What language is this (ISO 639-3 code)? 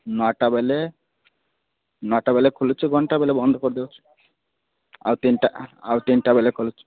ori